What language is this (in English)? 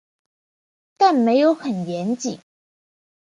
Chinese